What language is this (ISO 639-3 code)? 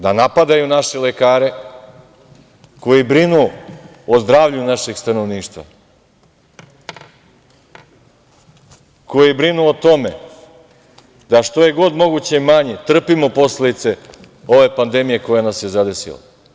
srp